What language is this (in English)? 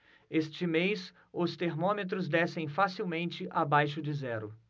Portuguese